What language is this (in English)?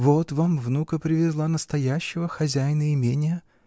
Russian